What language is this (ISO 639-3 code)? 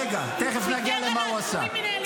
heb